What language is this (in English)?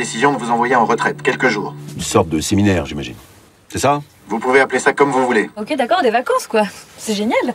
French